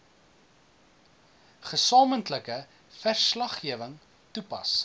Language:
Afrikaans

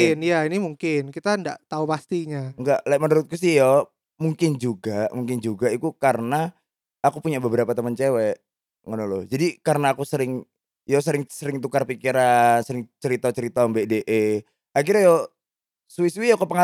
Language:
Indonesian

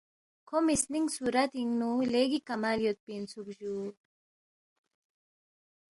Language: Balti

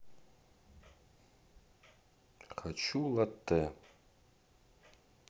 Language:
Russian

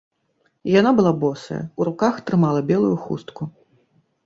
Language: Belarusian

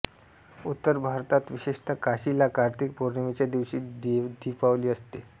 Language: Marathi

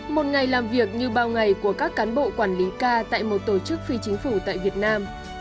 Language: Vietnamese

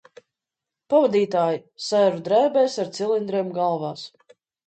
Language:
Latvian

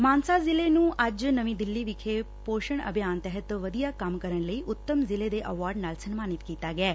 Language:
Punjabi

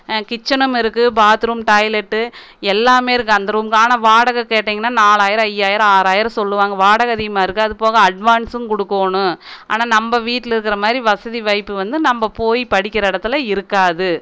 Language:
Tamil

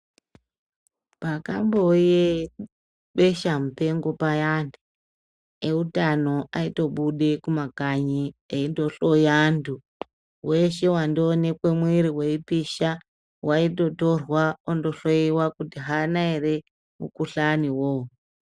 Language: Ndau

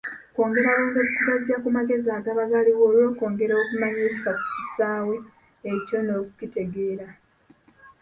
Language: Ganda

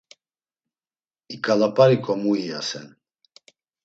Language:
Laz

